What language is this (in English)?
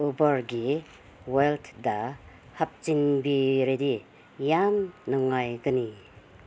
Manipuri